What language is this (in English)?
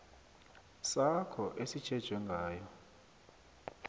South Ndebele